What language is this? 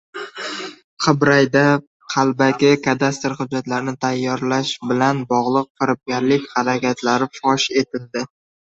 Uzbek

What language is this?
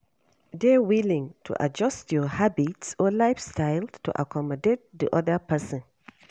Nigerian Pidgin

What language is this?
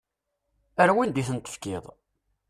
Kabyle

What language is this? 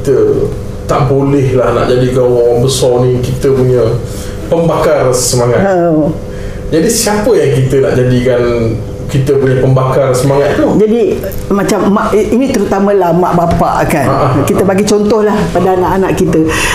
Malay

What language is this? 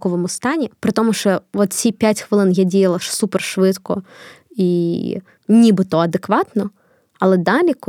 Ukrainian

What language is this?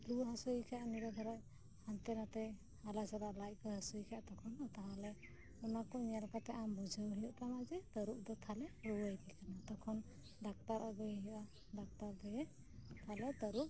Santali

